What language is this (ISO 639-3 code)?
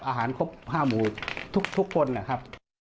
tha